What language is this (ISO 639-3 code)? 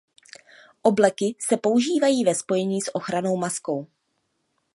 ces